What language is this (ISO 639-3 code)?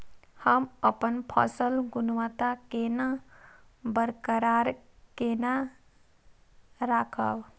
mai